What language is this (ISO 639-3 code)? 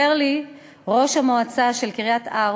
heb